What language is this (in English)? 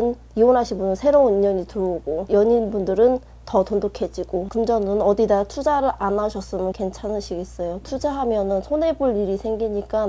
Korean